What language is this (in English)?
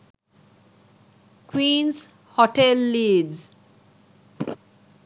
Sinhala